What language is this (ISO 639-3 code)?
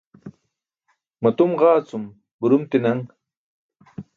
bsk